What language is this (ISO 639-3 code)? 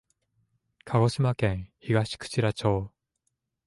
jpn